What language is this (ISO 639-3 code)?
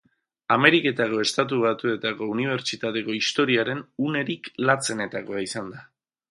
eus